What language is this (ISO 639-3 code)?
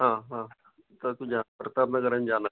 san